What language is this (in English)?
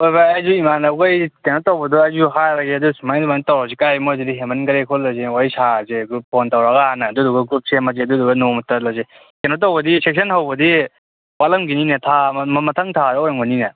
Manipuri